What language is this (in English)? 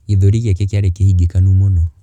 Kikuyu